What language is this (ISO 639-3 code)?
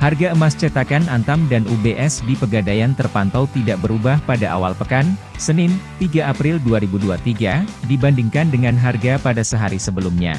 ind